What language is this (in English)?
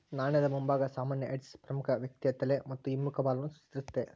Kannada